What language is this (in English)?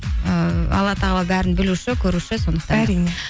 Kazakh